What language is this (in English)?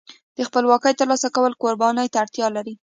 Pashto